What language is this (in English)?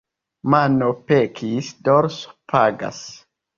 Esperanto